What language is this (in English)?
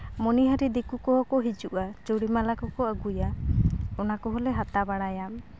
Santali